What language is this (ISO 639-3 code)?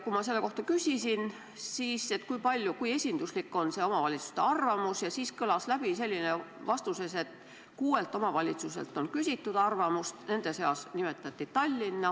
est